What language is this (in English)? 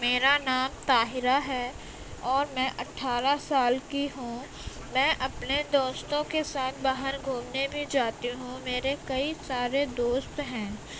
Urdu